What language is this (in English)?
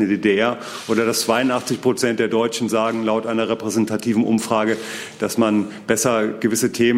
German